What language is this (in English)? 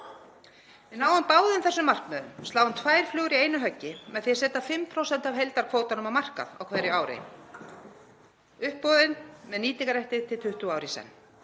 Icelandic